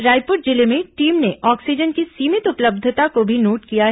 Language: Hindi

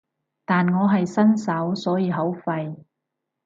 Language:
Cantonese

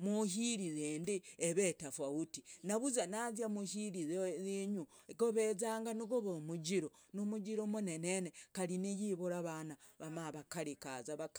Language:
Logooli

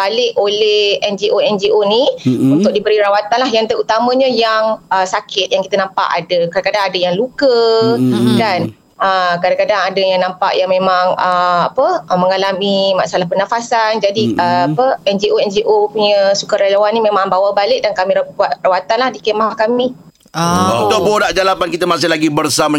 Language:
Malay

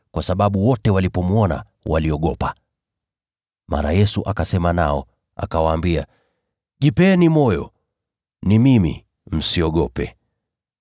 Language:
Swahili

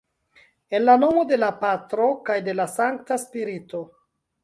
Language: Esperanto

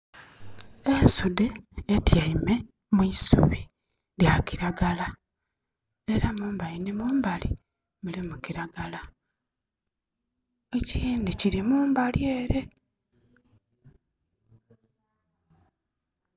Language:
Soga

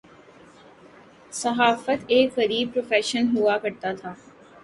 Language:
Urdu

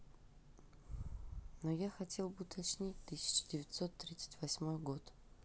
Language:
Russian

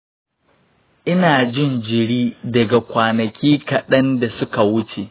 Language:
Hausa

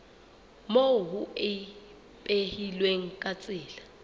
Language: Southern Sotho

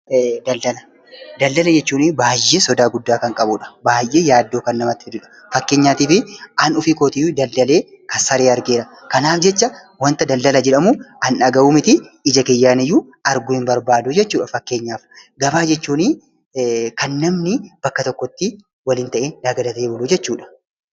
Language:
Oromo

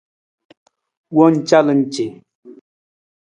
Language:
Nawdm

